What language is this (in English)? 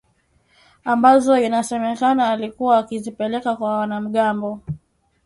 Swahili